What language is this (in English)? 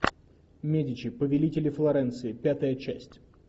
Russian